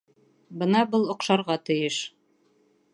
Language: Bashkir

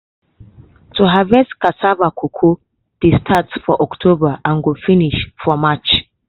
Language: Nigerian Pidgin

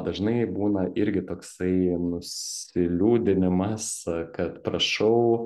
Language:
Lithuanian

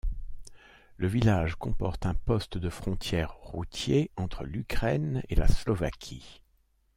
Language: French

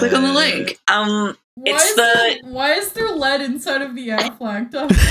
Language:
English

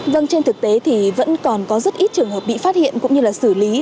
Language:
Vietnamese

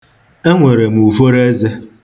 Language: Igbo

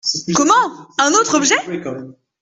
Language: French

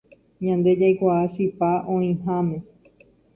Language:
Guarani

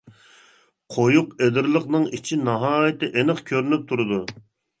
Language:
Uyghur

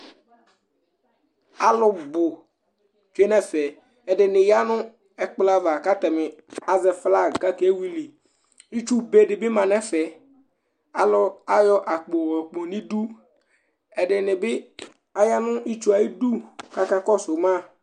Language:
Ikposo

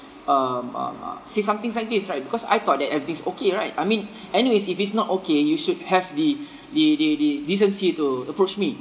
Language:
English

